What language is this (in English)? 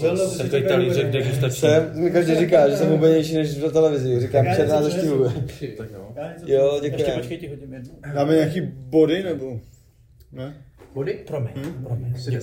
Czech